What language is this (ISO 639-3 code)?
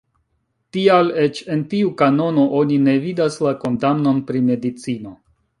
epo